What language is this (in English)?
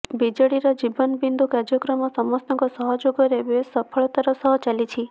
Odia